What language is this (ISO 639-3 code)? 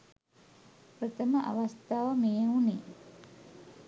sin